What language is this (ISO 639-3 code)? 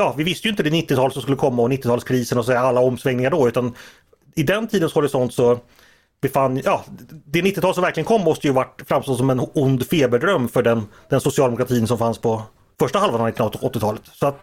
swe